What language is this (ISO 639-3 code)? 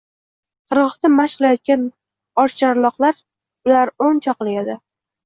uzb